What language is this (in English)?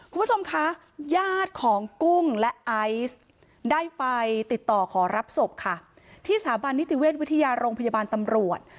Thai